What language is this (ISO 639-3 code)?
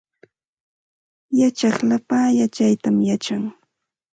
qxt